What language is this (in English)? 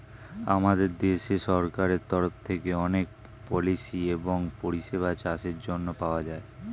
Bangla